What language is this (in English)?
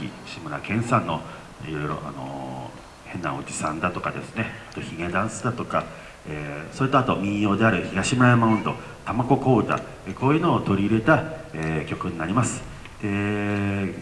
Japanese